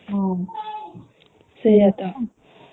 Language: Odia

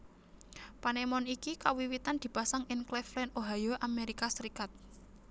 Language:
Javanese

